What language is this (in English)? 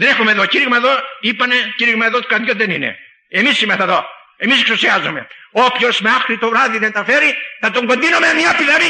Greek